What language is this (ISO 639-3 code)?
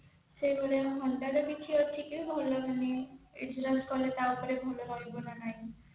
ori